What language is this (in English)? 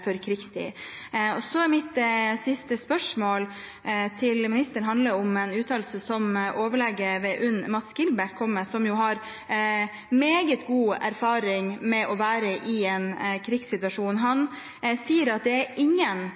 Norwegian Bokmål